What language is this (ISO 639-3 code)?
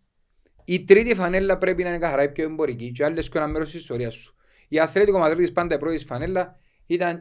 ell